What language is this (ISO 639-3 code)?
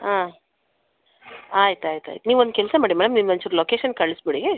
kan